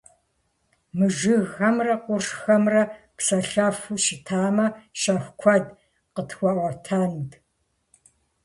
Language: Kabardian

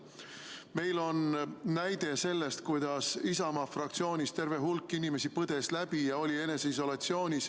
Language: Estonian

